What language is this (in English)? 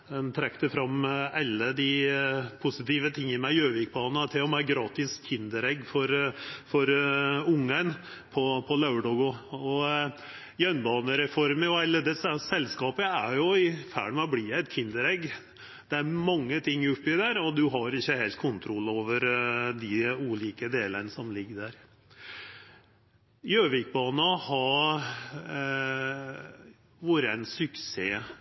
Norwegian Nynorsk